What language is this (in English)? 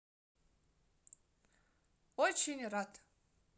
Russian